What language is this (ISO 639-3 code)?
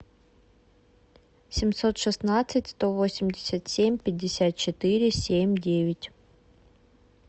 rus